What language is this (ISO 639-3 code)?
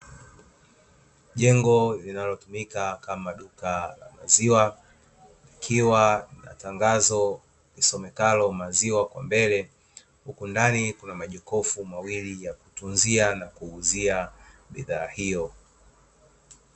swa